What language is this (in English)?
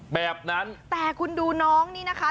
Thai